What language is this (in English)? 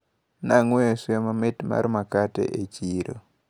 Luo (Kenya and Tanzania)